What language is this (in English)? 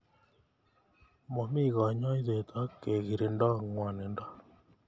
Kalenjin